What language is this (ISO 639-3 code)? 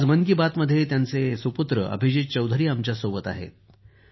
mar